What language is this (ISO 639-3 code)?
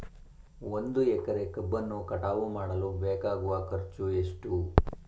kan